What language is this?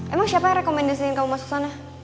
Indonesian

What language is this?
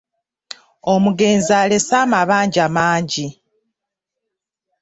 Ganda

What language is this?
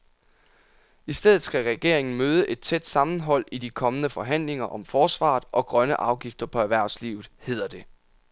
Danish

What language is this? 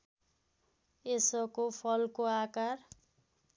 Nepali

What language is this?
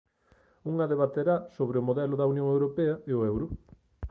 Galician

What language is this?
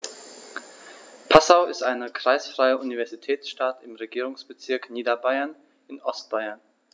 German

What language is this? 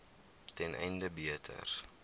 Afrikaans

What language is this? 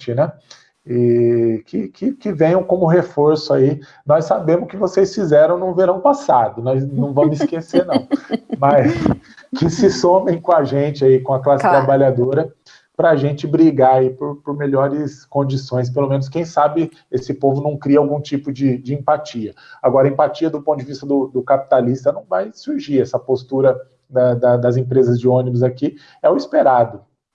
Portuguese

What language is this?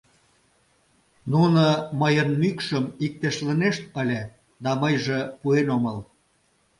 Mari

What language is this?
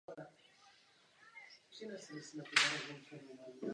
Czech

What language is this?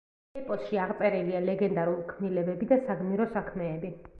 Georgian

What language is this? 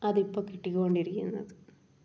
Malayalam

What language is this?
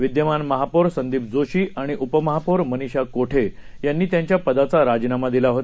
Marathi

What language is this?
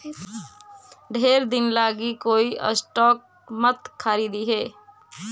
Magahi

